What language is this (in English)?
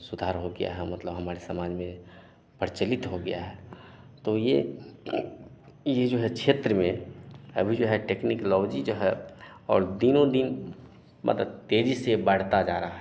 Hindi